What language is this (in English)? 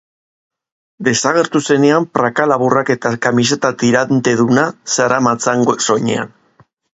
Basque